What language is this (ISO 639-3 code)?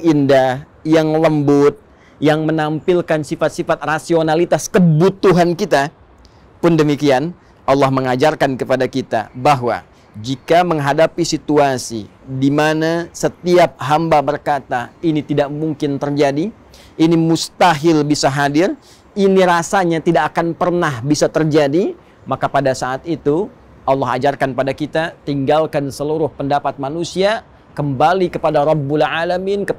ind